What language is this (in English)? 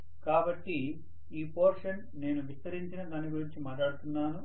Telugu